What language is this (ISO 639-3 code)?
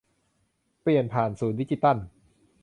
tha